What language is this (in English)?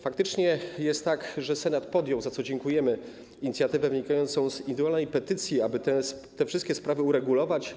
Polish